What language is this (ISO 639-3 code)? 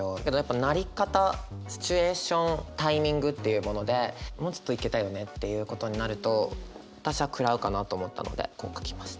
jpn